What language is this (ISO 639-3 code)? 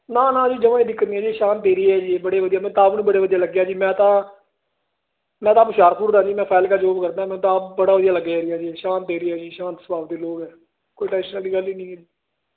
pan